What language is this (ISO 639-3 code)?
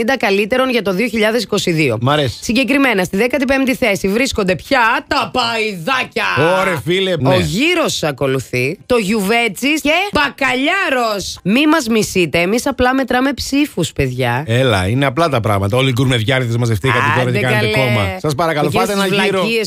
ell